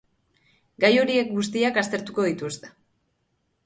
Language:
Basque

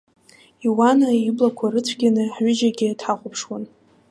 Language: Abkhazian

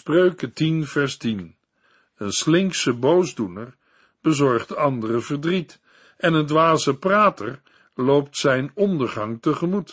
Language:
Dutch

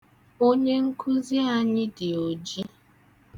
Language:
Igbo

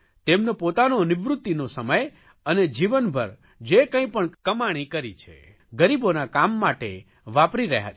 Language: Gujarati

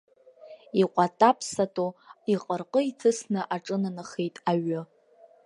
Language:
Abkhazian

